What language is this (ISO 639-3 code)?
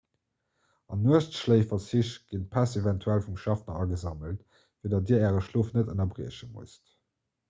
ltz